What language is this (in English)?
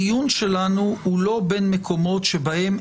Hebrew